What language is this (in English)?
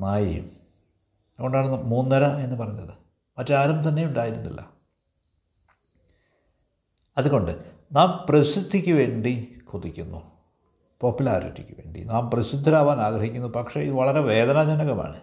Malayalam